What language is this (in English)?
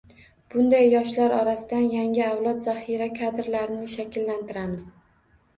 Uzbek